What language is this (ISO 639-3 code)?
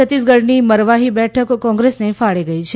guj